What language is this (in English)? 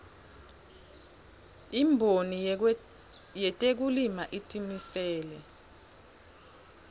Swati